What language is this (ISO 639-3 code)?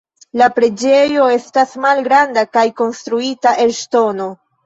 epo